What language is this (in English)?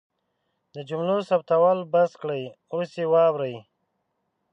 Pashto